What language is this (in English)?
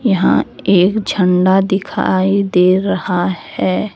Hindi